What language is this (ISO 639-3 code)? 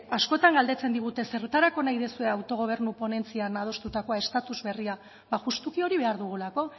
eus